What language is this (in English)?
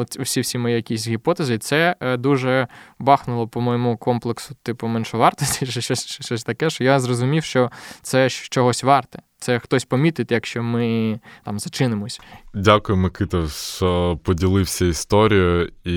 Ukrainian